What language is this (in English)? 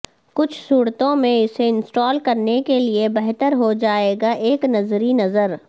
Urdu